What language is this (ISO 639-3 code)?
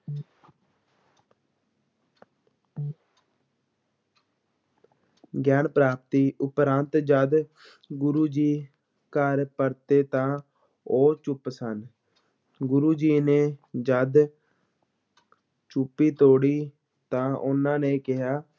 pan